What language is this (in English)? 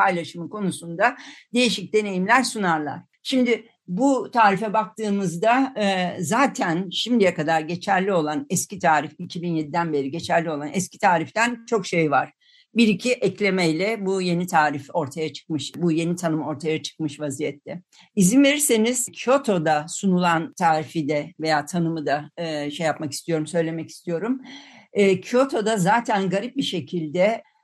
Turkish